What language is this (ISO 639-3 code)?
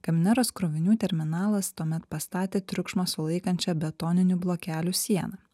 lit